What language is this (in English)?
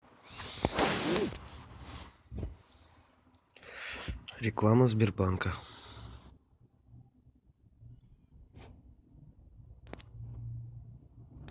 Russian